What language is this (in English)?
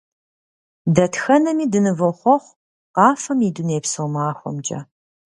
Kabardian